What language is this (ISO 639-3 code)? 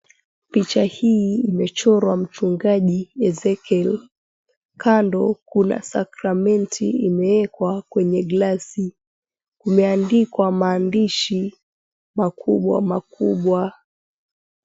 swa